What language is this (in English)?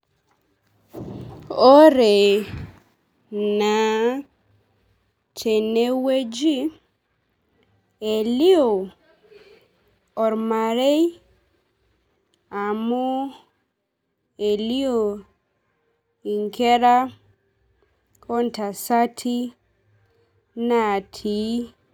Masai